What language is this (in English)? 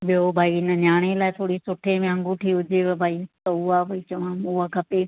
Sindhi